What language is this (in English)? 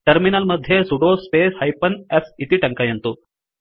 Sanskrit